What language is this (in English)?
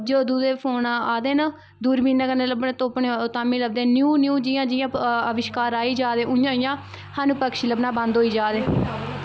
Dogri